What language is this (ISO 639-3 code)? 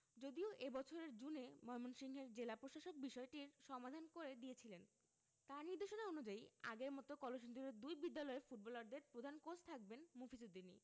ben